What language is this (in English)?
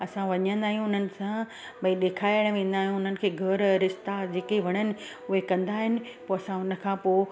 Sindhi